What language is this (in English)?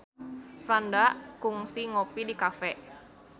Sundanese